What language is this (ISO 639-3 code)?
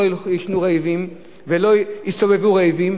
heb